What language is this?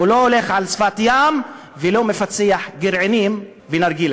Hebrew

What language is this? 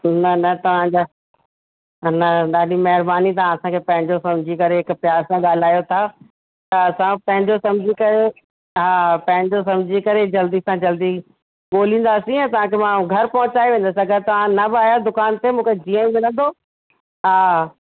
Sindhi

